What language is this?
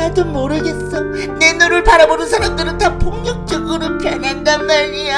Korean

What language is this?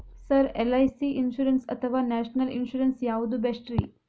Kannada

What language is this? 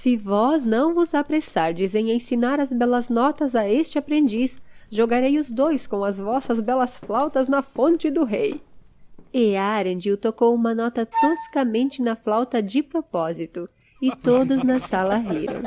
Portuguese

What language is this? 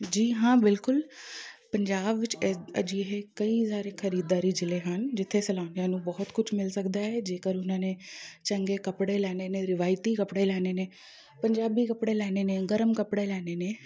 Punjabi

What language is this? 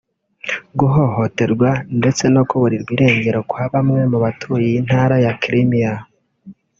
Kinyarwanda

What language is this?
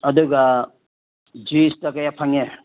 Manipuri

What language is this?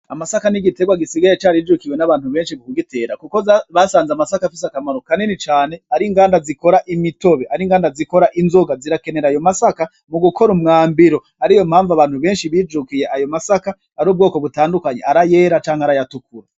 Rundi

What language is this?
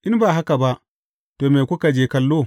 Hausa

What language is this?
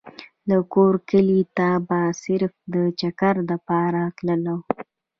Pashto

